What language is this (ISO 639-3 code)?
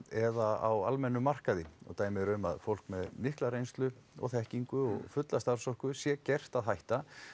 isl